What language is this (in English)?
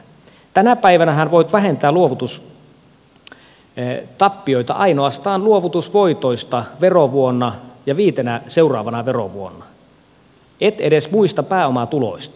Finnish